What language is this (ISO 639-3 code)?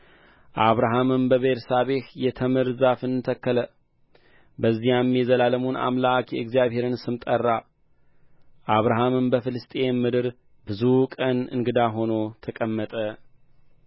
amh